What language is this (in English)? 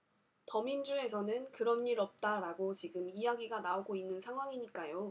Korean